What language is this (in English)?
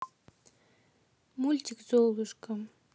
Russian